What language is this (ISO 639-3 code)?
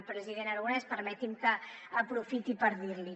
cat